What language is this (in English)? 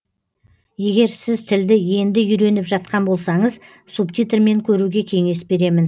Kazakh